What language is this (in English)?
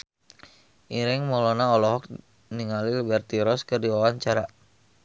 Sundanese